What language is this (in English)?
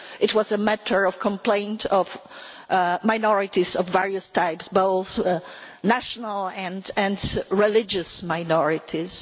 English